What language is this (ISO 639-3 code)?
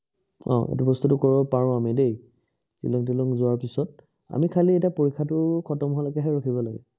asm